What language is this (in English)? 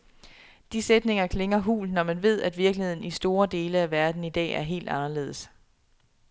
Danish